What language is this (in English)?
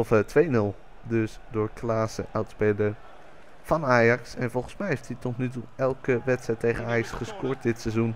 Dutch